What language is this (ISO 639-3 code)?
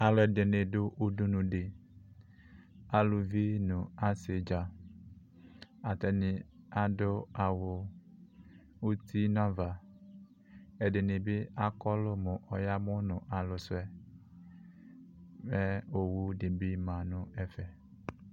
kpo